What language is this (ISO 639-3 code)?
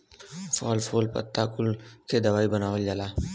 bho